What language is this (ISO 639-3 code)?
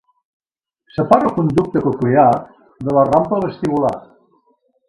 cat